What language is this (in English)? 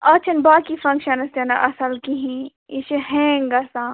Kashmiri